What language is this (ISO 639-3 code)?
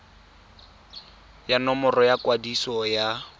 tsn